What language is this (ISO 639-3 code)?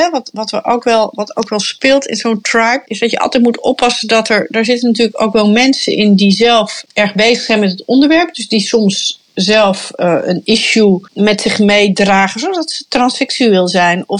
nld